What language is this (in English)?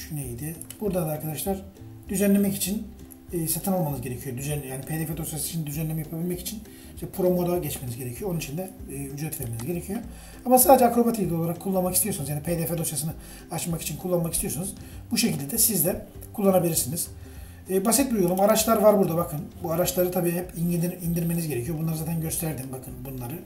Turkish